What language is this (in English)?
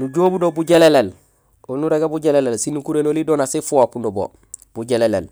Gusilay